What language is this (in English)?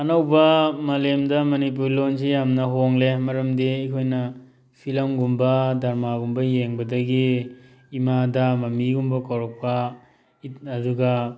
Manipuri